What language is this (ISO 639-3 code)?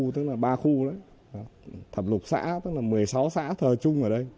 vie